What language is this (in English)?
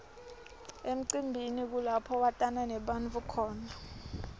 Swati